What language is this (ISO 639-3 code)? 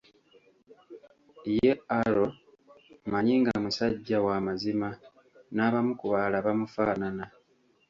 lug